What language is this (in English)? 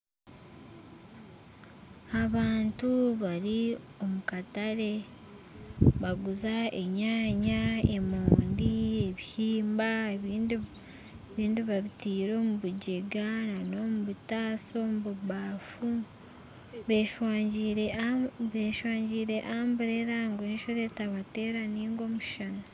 Nyankole